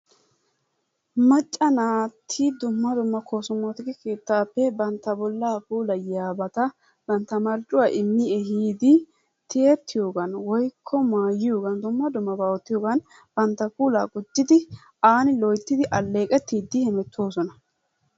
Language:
Wolaytta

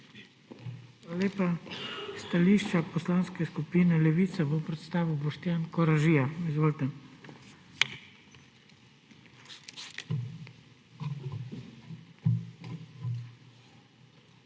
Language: Slovenian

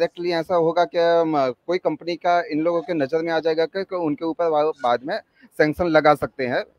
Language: Hindi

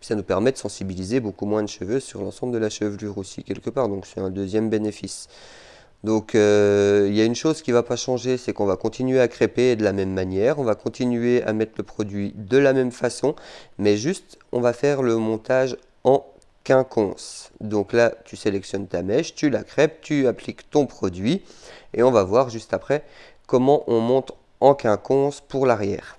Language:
French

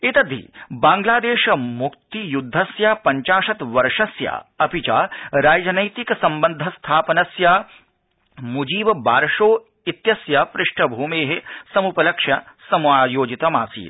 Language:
Sanskrit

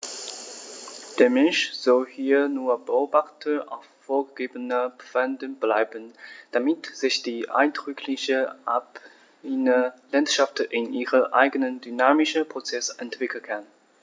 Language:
German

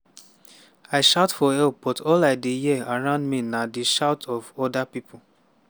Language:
Nigerian Pidgin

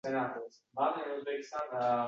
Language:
Uzbek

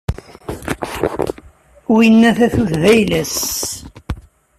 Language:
Kabyle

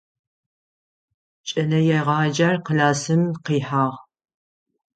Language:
Adyghe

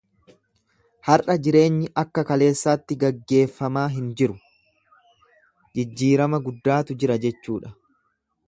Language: Oromo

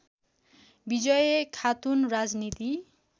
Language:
Nepali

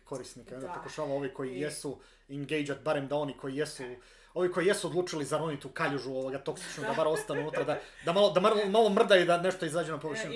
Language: Croatian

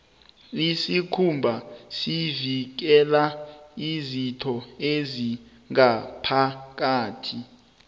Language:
South Ndebele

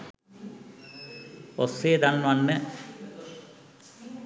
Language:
Sinhala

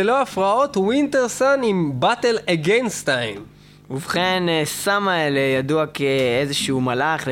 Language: Hebrew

